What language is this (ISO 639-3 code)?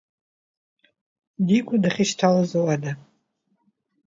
abk